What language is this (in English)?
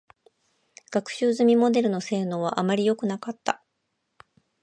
Japanese